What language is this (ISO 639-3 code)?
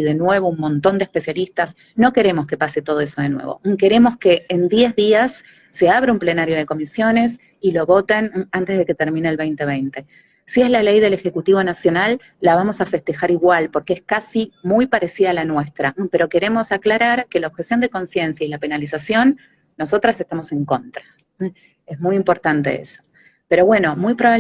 spa